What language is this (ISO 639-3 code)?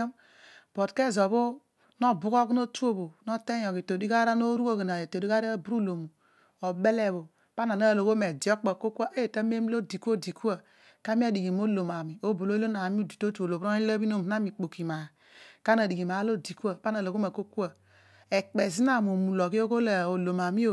odu